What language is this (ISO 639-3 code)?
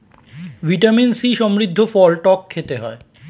ben